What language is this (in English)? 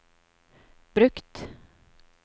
Norwegian